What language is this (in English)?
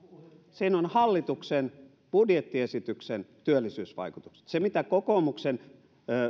Finnish